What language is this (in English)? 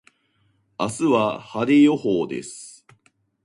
Japanese